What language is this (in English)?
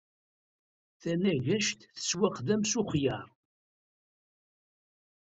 Kabyle